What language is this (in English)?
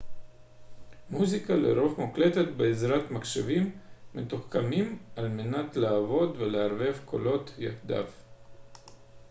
Hebrew